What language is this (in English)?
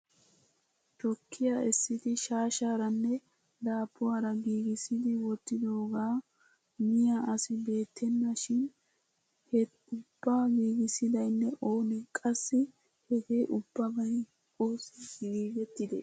Wolaytta